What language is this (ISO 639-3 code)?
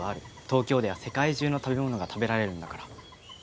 jpn